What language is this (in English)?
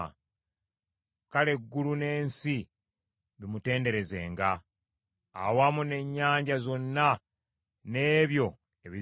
Ganda